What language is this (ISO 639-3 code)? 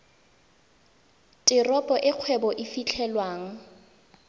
tsn